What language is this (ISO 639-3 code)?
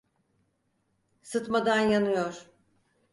tur